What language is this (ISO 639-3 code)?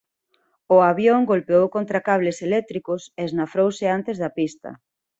glg